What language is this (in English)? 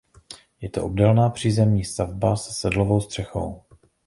Czech